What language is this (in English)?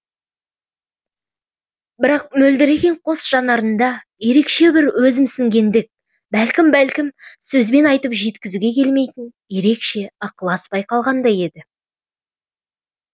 Kazakh